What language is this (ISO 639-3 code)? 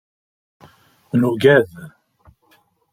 kab